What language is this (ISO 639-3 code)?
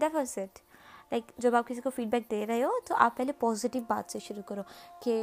urd